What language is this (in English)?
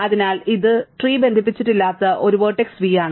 Malayalam